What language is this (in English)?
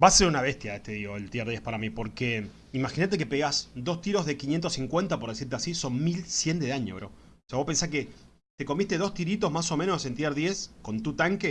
Spanish